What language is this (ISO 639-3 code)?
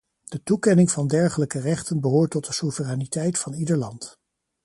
nld